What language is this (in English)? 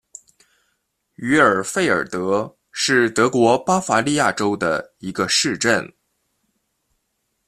Chinese